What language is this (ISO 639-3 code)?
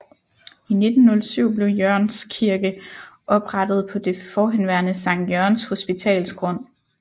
dan